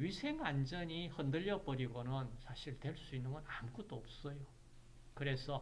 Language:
Korean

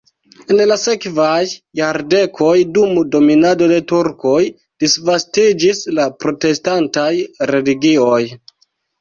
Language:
Esperanto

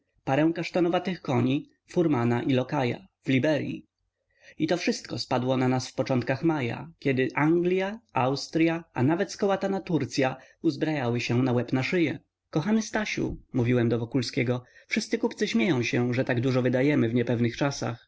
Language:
Polish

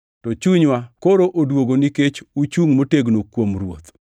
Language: Luo (Kenya and Tanzania)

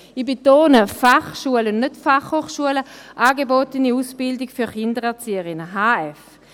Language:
Swiss German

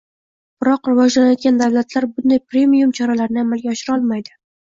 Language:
Uzbek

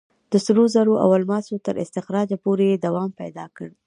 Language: Pashto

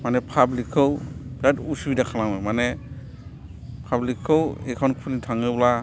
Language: Bodo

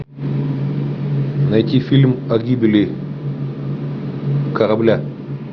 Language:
Russian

